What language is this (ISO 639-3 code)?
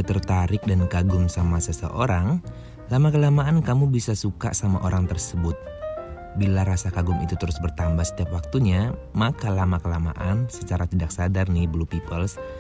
ind